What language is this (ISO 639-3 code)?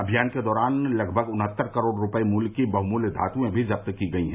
hin